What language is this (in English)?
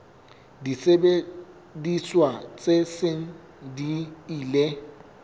Southern Sotho